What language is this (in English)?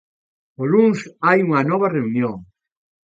Galician